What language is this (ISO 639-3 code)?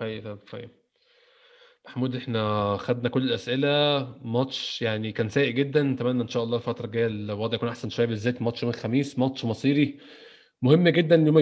ara